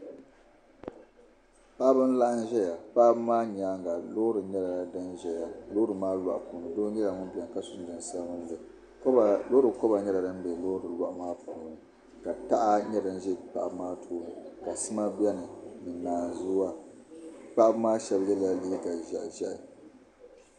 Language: Dagbani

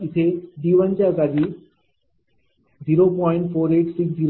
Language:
Marathi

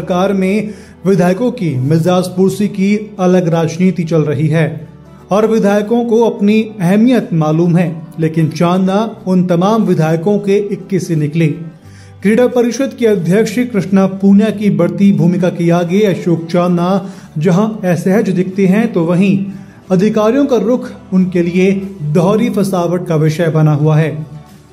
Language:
Hindi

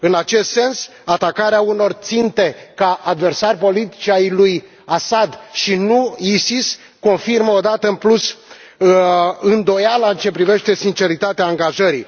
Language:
Romanian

